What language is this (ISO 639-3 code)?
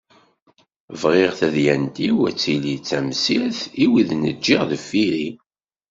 kab